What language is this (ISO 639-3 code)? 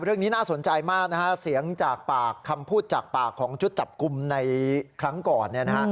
tha